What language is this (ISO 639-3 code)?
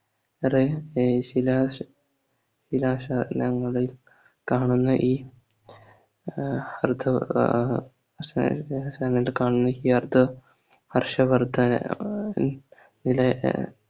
mal